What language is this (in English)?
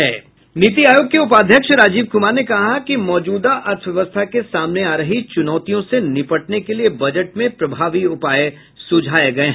Hindi